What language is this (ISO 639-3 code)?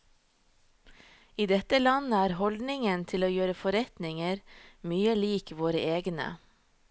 nor